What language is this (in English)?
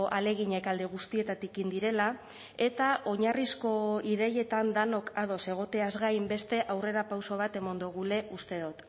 Basque